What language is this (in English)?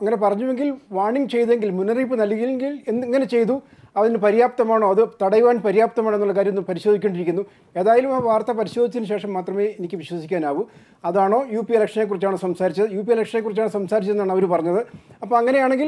Arabic